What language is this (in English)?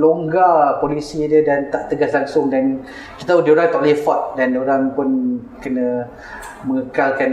Malay